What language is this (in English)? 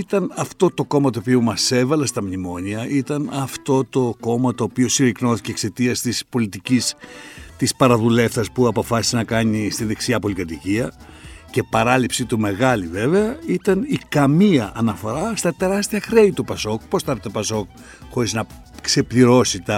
Greek